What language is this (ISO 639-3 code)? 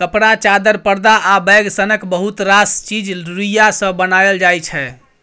mai